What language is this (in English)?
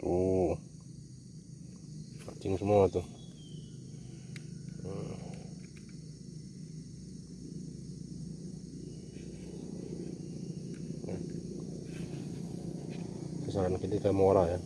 Indonesian